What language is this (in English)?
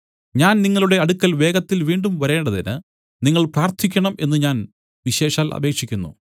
Malayalam